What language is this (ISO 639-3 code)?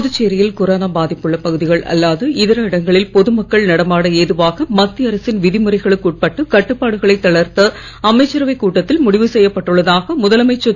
tam